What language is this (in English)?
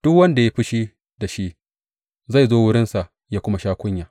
Hausa